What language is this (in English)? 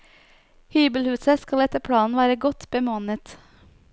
Norwegian